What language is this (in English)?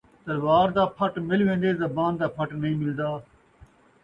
Saraiki